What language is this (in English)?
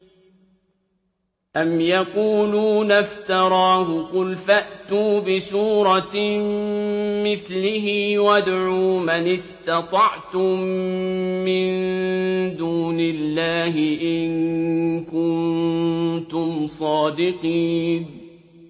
Arabic